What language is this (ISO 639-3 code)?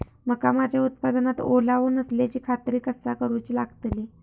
mar